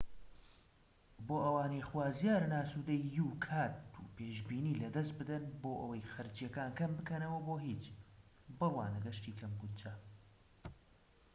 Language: Central Kurdish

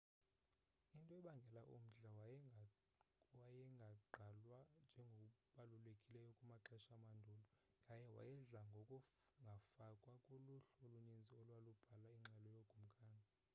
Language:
Xhosa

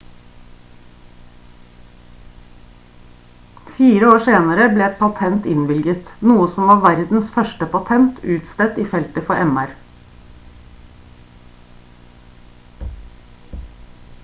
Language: Norwegian Bokmål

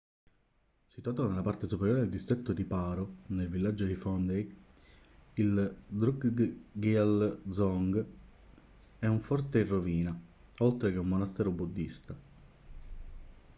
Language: Italian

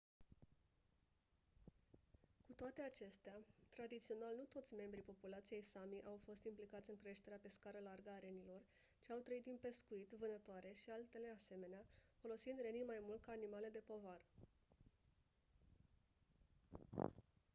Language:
Romanian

